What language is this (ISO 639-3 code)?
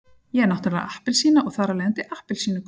isl